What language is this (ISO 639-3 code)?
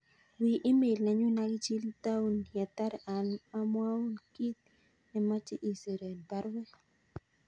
kln